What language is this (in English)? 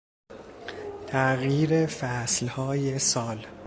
Persian